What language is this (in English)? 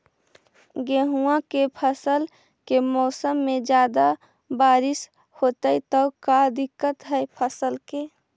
Magahi